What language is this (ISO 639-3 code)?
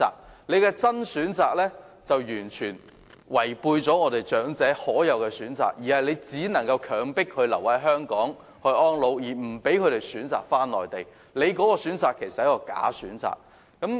yue